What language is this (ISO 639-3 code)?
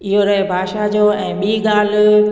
snd